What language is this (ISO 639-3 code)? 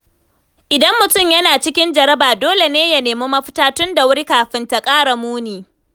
hau